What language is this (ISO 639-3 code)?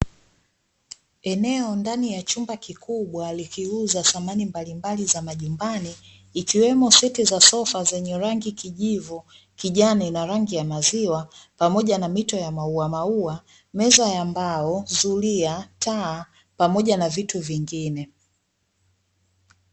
swa